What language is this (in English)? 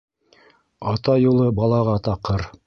Bashkir